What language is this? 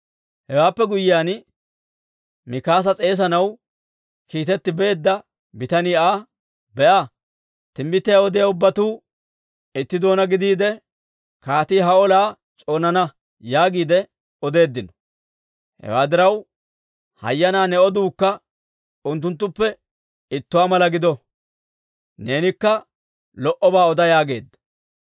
Dawro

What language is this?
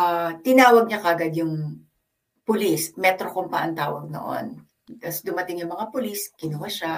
Filipino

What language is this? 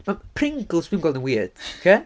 Welsh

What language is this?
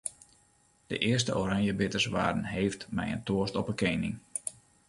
Western Frisian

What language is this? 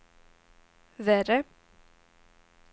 Swedish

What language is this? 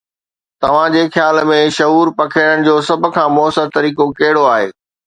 Sindhi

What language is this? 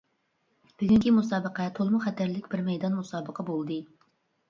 Uyghur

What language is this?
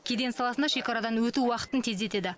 Kazakh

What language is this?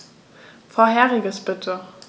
German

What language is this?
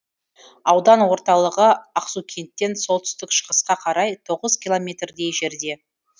Kazakh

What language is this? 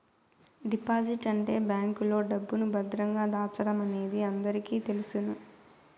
Telugu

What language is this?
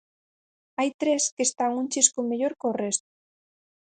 Galician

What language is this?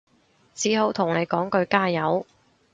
Cantonese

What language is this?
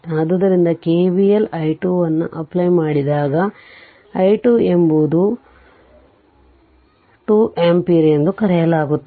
Kannada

